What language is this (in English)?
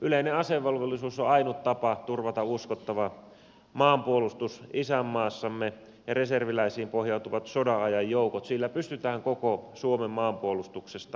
Finnish